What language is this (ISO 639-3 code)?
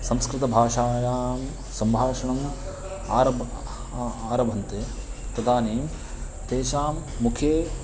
san